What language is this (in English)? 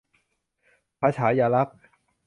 Thai